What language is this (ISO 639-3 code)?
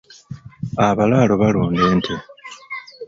lug